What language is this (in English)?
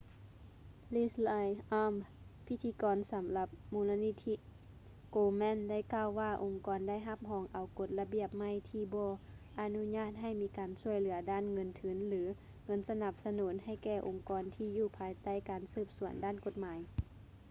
Lao